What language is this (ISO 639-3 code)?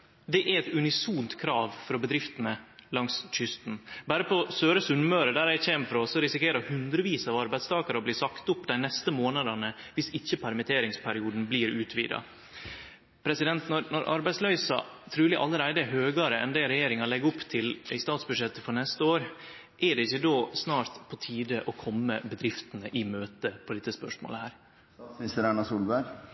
nno